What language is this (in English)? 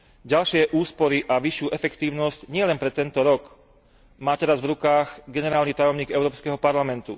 Slovak